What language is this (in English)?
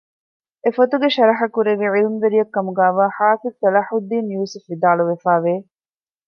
Divehi